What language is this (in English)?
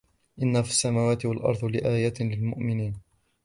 Arabic